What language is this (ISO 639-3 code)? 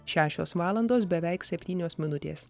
lit